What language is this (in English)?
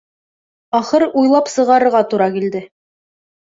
Bashkir